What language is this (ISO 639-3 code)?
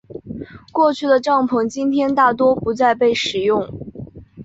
zho